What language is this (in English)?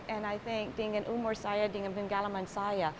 Indonesian